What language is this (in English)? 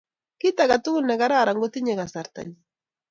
Kalenjin